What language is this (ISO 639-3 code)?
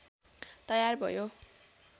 nep